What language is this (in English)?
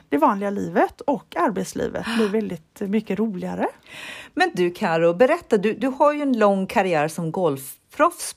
Swedish